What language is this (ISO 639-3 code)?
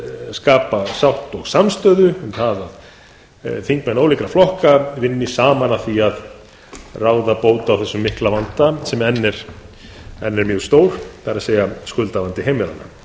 isl